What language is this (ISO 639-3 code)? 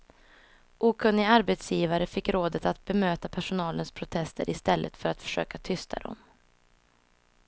swe